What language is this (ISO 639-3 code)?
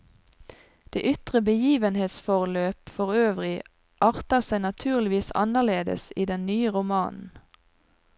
nor